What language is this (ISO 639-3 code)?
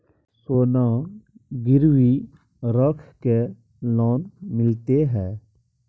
mai